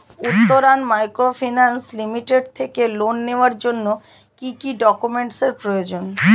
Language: Bangla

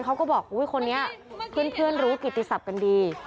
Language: Thai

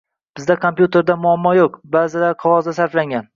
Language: Uzbek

